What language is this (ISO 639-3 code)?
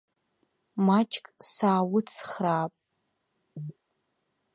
abk